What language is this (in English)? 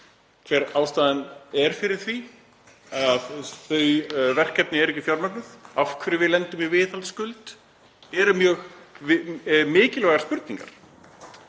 Icelandic